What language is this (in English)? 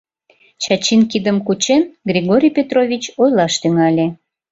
Mari